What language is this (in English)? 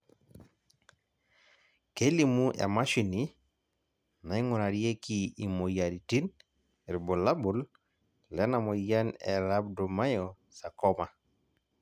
Masai